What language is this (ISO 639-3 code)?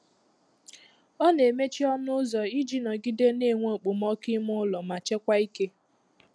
ibo